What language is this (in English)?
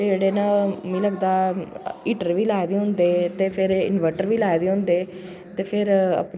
Dogri